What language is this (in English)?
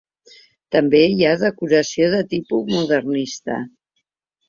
Catalan